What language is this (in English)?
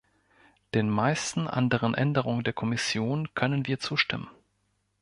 German